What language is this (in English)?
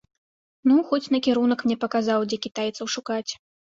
Belarusian